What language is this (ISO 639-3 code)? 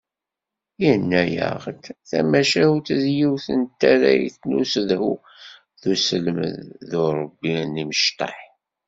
kab